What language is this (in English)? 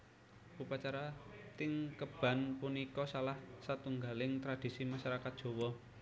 Javanese